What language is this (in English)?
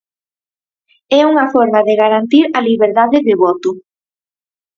Galician